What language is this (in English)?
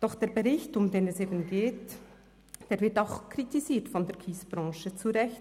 Swiss German